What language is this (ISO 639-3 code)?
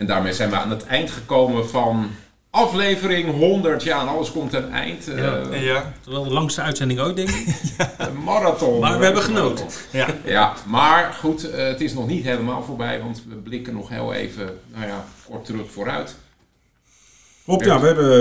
nld